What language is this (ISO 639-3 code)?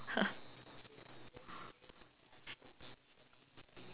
eng